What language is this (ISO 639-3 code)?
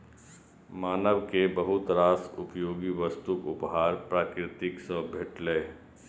mai